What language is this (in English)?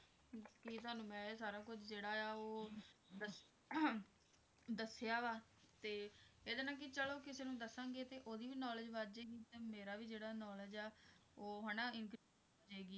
Punjabi